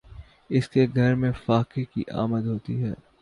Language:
Urdu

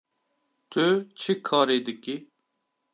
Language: Kurdish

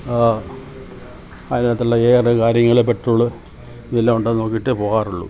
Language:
Malayalam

